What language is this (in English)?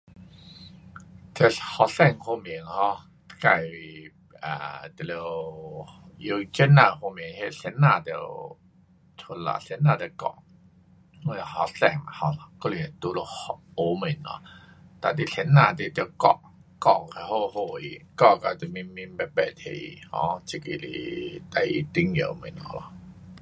Pu-Xian Chinese